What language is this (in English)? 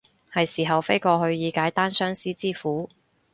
Cantonese